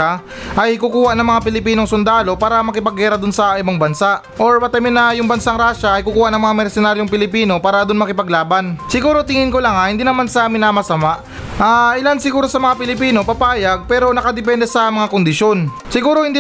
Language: Filipino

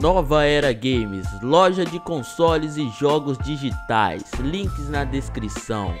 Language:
Portuguese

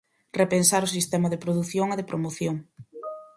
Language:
Galician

